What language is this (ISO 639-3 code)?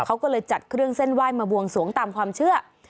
tha